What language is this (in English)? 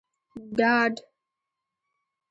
Pashto